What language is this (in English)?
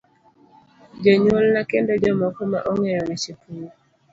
Luo (Kenya and Tanzania)